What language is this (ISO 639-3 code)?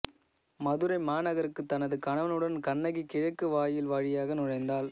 tam